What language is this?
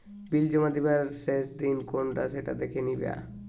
Bangla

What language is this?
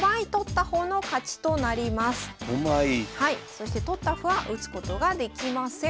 Japanese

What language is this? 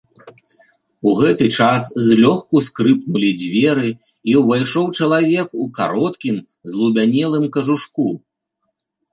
Belarusian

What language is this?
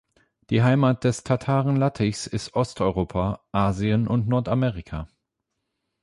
German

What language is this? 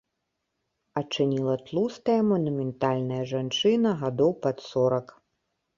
Belarusian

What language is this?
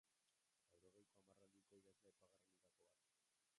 Basque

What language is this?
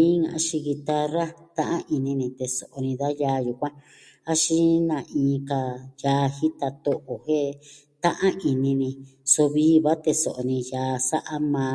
Southwestern Tlaxiaco Mixtec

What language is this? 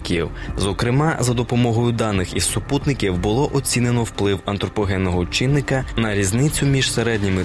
Ukrainian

